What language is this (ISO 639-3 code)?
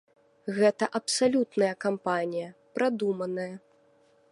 bel